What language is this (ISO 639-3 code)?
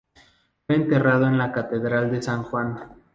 spa